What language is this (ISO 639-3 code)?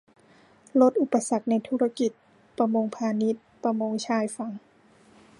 tha